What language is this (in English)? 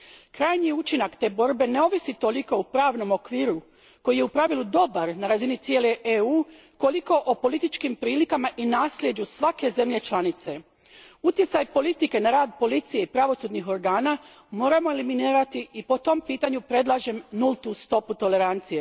Croatian